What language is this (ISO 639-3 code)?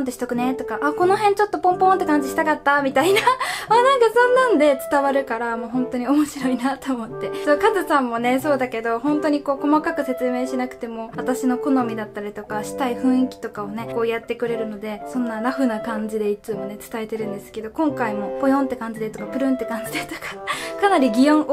jpn